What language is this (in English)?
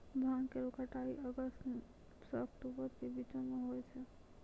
Maithili